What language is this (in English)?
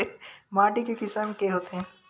Chhattisgarhi